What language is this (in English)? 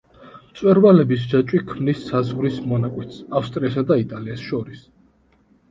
Georgian